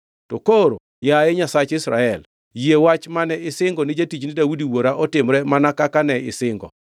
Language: Luo (Kenya and Tanzania)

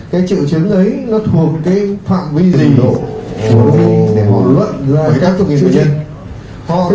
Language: Vietnamese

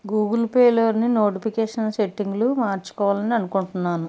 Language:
Telugu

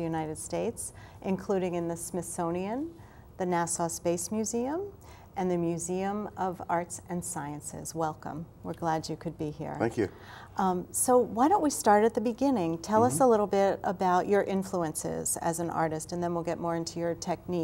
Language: English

